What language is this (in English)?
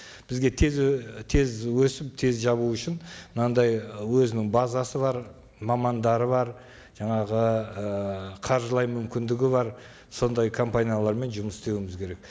Kazakh